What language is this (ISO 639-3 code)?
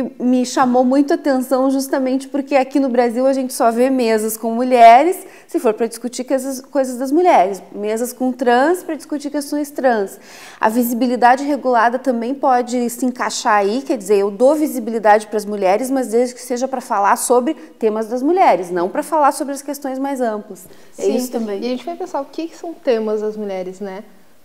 por